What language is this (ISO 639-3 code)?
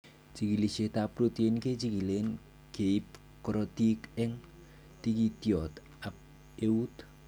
kln